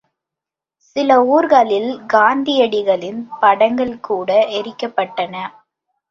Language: Tamil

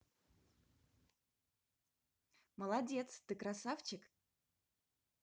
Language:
Russian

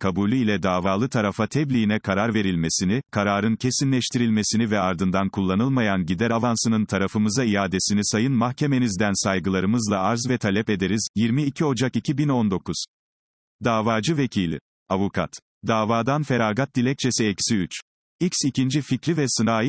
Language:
Turkish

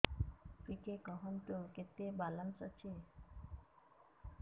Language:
Odia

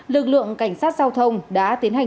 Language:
Vietnamese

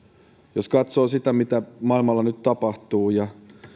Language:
Finnish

